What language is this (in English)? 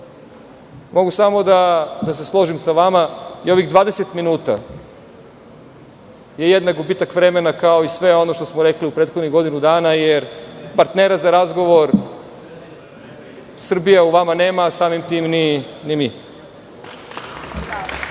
Serbian